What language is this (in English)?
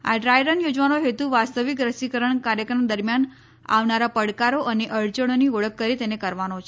Gujarati